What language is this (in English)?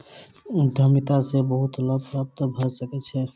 Maithili